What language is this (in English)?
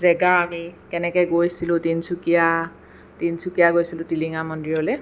Assamese